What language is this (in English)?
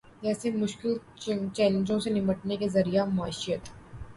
Urdu